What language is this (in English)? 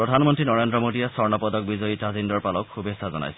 Assamese